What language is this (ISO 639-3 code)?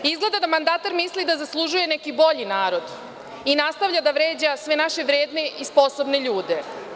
srp